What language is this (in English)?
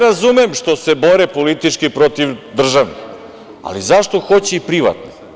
Serbian